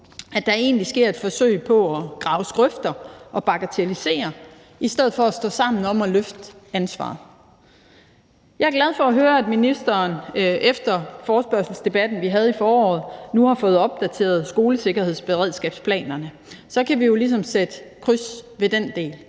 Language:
Danish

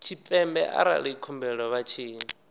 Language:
Venda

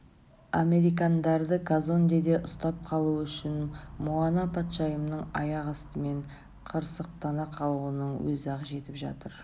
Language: Kazakh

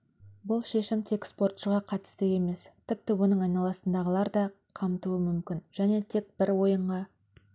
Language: Kazakh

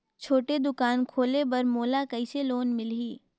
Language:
Chhattisgarhi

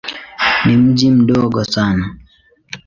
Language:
Swahili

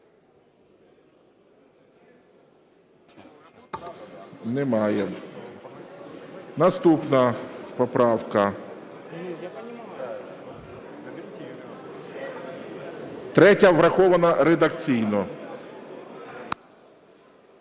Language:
Ukrainian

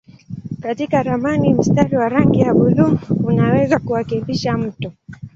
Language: Swahili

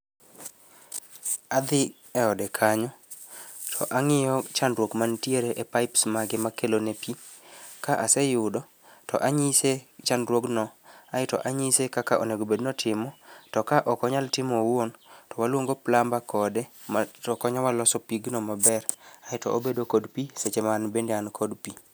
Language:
Luo (Kenya and Tanzania)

